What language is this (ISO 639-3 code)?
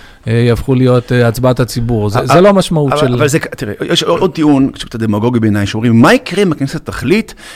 heb